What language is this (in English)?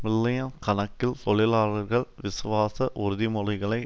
Tamil